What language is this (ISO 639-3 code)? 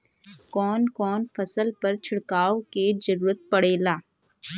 bho